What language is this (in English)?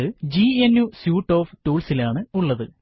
Malayalam